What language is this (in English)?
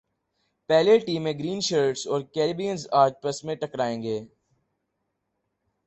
Urdu